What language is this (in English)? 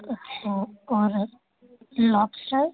Urdu